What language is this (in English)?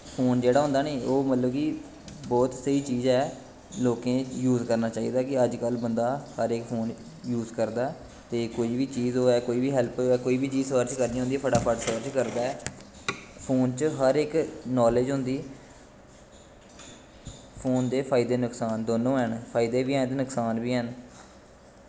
Dogri